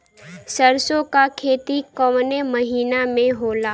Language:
Bhojpuri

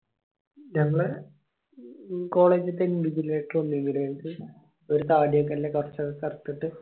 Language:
Malayalam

